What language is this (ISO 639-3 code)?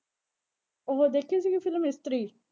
pan